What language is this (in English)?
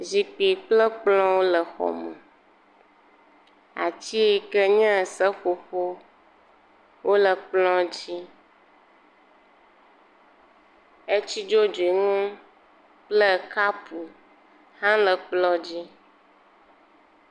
Ewe